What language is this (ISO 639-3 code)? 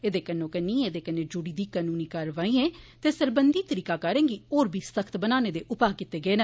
doi